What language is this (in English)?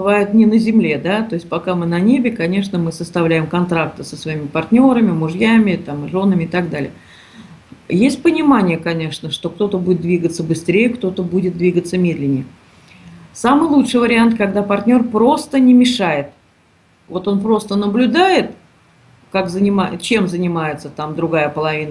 Russian